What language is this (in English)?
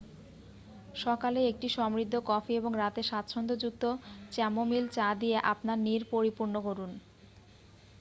Bangla